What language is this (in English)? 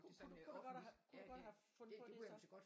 Danish